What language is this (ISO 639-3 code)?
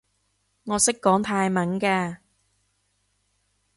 yue